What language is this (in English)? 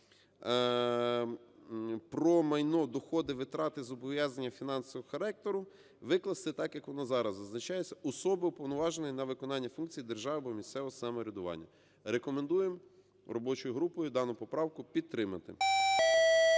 Ukrainian